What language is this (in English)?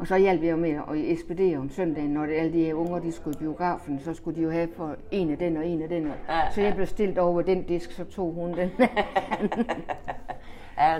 Danish